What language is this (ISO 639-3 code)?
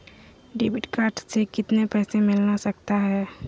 mag